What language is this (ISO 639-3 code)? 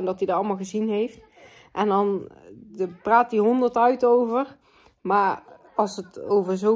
nld